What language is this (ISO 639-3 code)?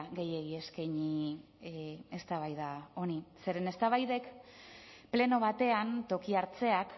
eus